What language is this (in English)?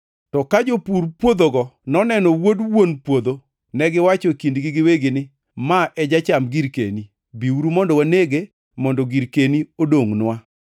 Luo (Kenya and Tanzania)